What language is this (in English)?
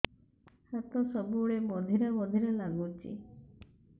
Odia